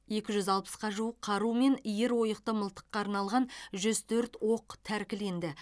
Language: Kazakh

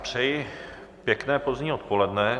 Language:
Czech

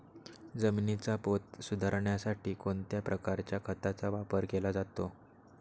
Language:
Marathi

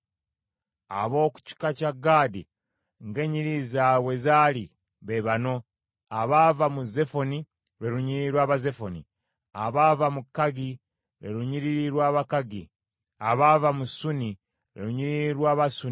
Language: Ganda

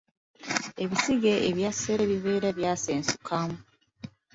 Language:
Ganda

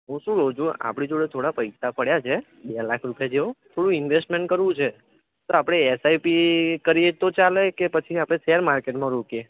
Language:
Gujarati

